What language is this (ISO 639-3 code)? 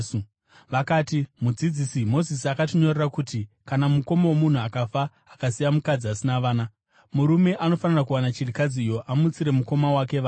sna